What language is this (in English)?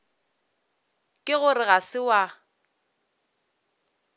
Northern Sotho